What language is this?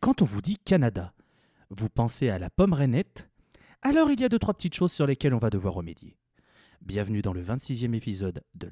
French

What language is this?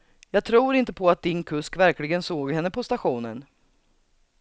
Swedish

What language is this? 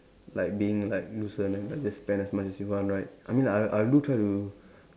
English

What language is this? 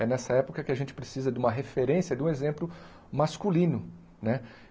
Portuguese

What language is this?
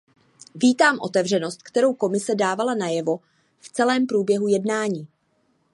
Czech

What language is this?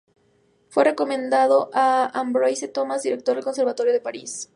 Spanish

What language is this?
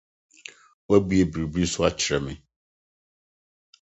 Akan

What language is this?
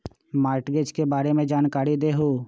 Magahi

